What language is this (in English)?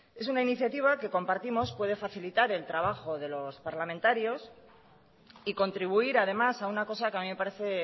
Spanish